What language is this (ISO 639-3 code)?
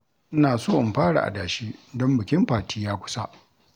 hau